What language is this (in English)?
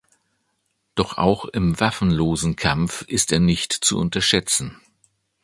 German